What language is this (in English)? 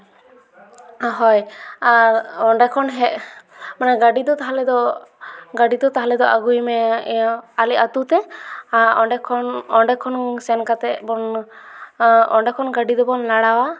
Santali